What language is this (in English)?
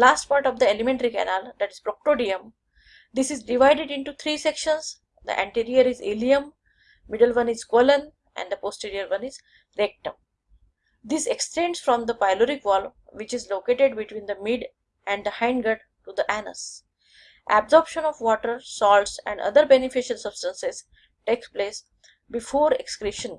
English